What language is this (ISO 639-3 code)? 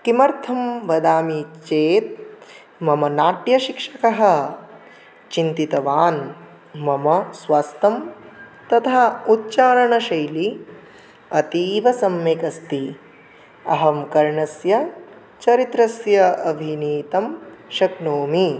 san